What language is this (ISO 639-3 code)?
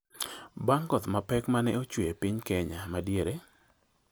luo